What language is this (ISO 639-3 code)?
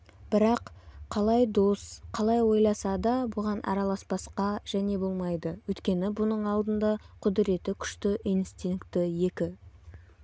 kaz